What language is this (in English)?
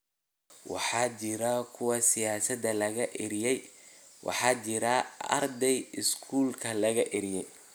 Somali